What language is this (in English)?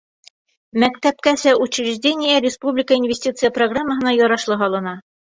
Bashkir